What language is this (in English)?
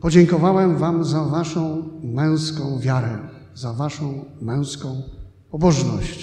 Polish